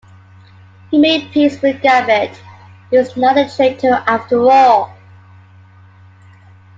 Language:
English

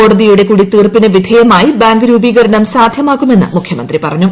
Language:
Malayalam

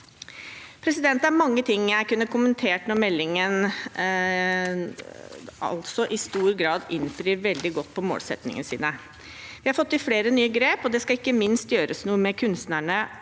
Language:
Norwegian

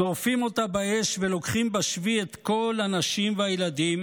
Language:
Hebrew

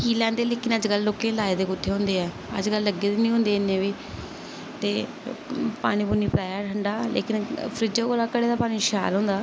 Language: Dogri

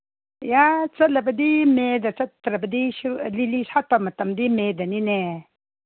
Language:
Manipuri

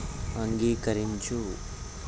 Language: Telugu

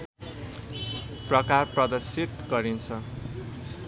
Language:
Nepali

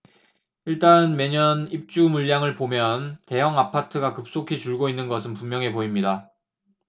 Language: Korean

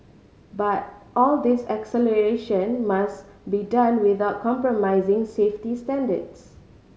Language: English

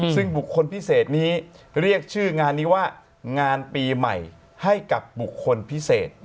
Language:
Thai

